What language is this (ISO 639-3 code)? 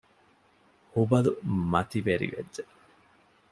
div